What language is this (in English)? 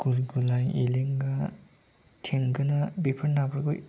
Bodo